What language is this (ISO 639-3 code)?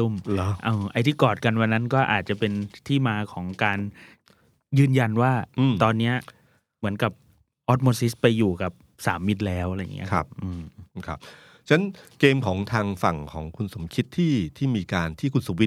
tha